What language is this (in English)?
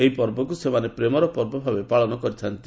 Odia